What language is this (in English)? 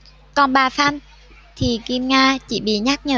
Vietnamese